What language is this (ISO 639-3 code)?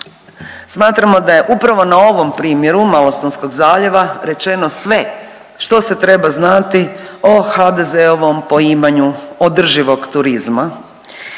hrv